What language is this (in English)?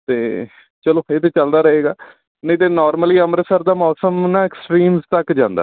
Punjabi